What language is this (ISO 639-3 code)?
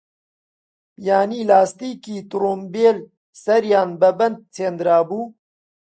ckb